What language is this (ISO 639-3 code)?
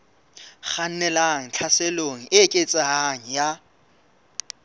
sot